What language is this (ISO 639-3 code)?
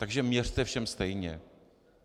ces